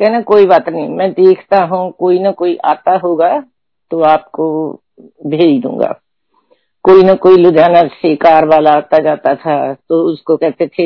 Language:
Hindi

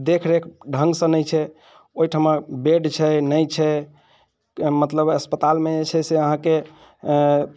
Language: Maithili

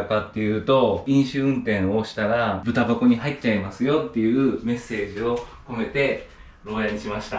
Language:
Japanese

